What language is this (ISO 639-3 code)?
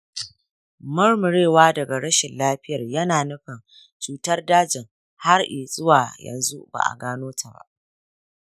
hau